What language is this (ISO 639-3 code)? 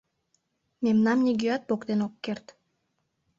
chm